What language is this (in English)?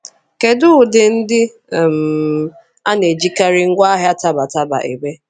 Igbo